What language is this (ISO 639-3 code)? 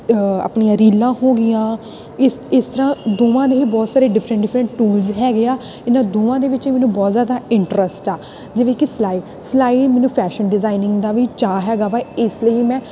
pan